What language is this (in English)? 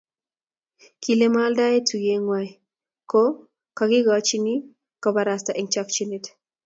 Kalenjin